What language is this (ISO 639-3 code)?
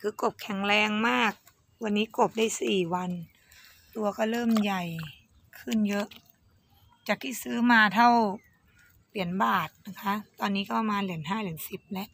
tha